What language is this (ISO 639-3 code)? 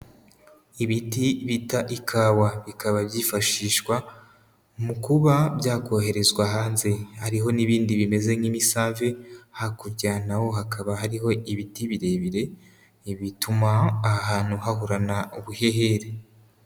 kin